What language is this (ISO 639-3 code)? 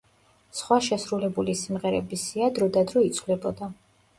kat